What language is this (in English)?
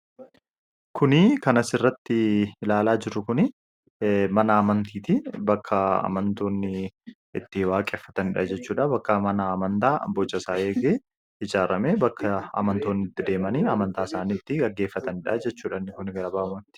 Oromo